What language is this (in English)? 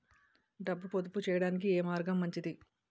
Telugu